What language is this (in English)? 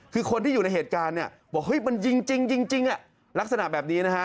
Thai